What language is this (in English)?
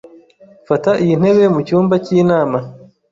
Kinyarwanda